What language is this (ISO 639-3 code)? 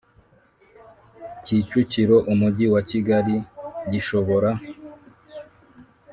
kin